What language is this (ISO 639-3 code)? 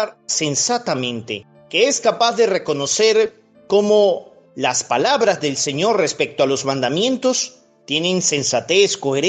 spa